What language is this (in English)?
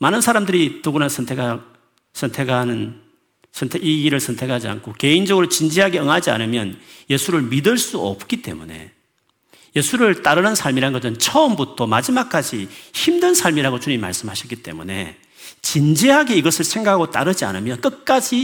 Korean